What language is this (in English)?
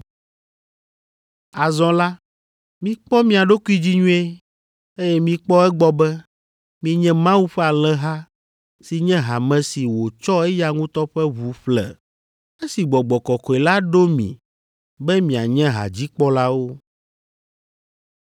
Ewe